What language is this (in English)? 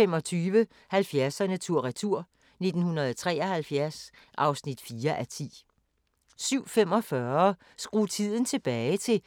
Danish